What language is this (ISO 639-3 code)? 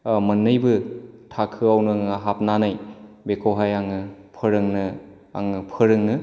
brx